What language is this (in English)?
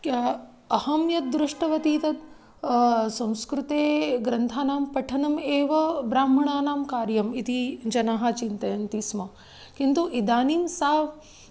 Sanskrit